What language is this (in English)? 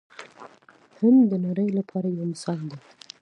Pashto